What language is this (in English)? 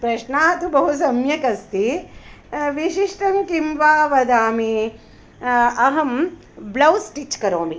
Sanskrit